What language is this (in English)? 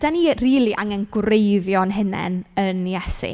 Welsh